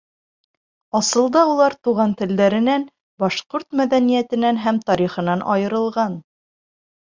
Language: Bashkir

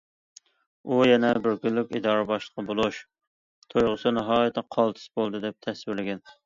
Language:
Uyghur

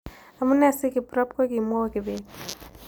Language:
Kalenjin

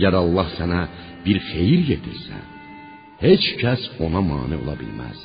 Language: Persian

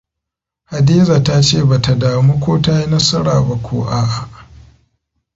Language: Hausa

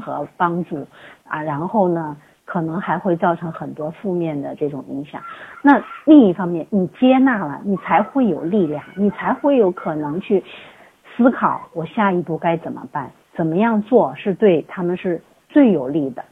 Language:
Chinese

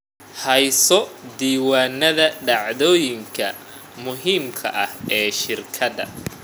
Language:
Somali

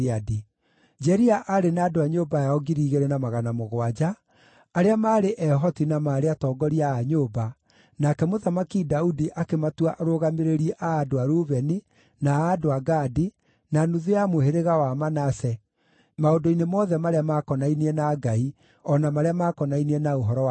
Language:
Kikuyu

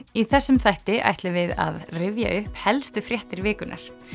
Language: Icelandic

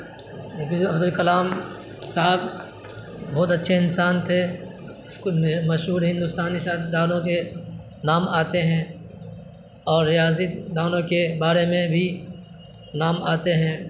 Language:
Urdu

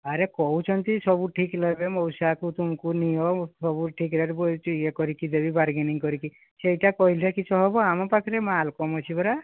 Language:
Odia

